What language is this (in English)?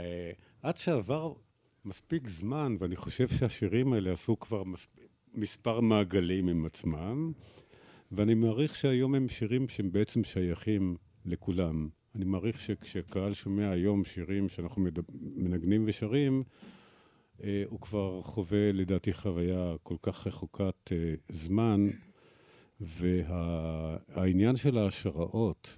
Hebrew